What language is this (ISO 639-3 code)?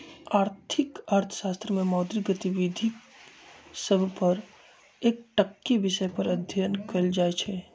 mag